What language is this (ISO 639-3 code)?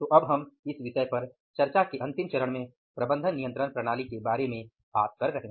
hin